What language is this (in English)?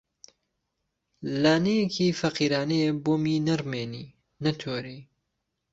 Central Kurdish